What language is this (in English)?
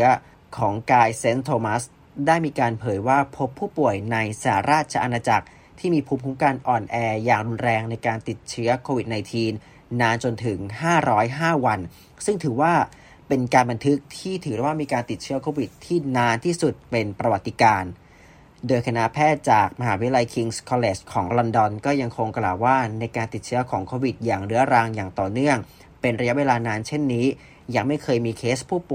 Thai